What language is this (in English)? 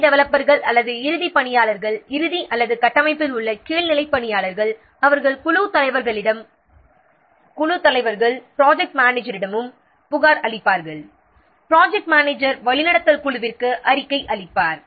Tamil